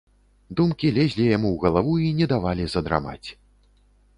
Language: Belarusian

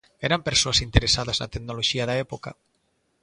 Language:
Galician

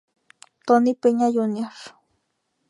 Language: Spanish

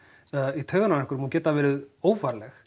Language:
Icelandic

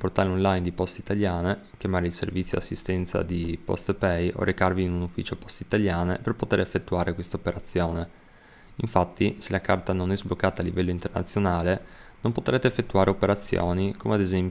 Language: Italian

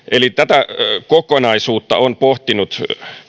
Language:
Finnish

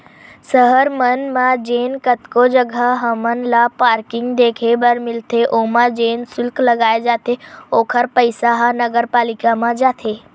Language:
Chhattisgarhi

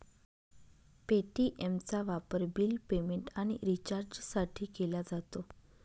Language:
Marathi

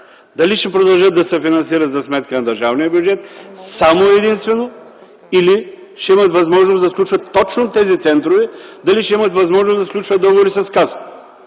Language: Bulgarian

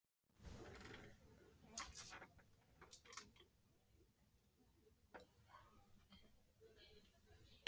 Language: Icelandic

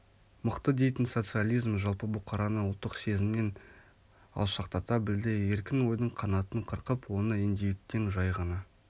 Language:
Kazakh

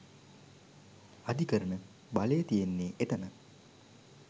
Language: Sinhala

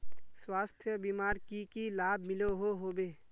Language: Magahi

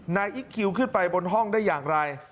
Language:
Thai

